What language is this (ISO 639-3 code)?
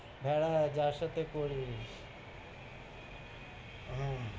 ben